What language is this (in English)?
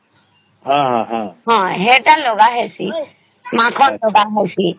Odia